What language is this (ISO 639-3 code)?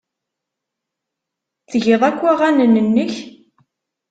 kab